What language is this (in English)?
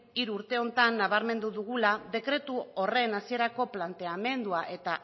Basque